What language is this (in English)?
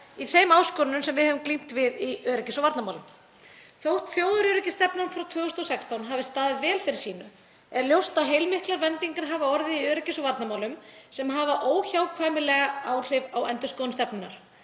Icelandic